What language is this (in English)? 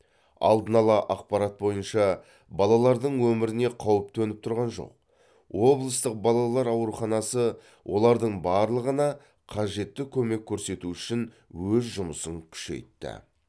Kazakh